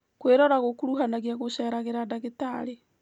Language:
Kikuyu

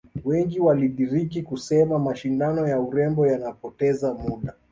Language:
Swahili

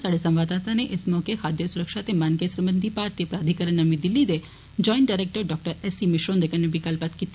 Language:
Dogri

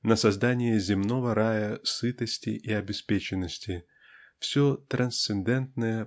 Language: Russian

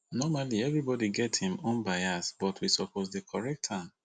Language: Nigerian Pidgin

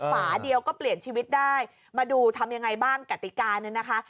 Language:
Thai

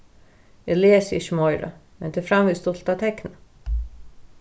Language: Faroese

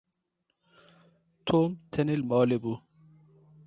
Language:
Kurdish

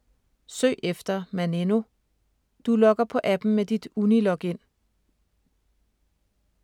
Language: Danish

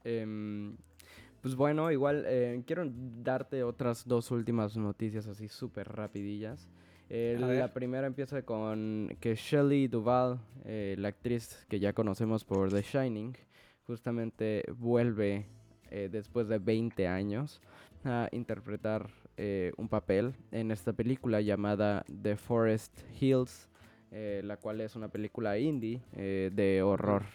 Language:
Spanish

